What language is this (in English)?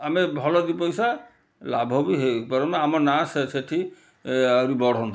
Odia